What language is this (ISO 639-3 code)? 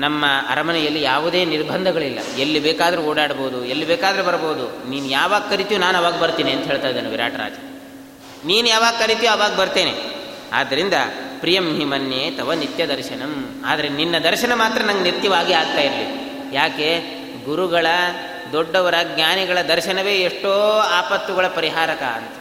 kan